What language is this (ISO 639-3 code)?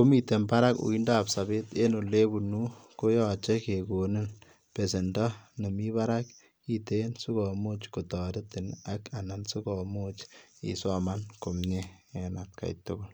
kln